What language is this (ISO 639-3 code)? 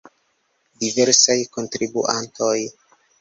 epo